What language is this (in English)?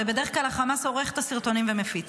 Hebrew